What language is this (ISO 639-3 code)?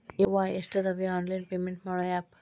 kan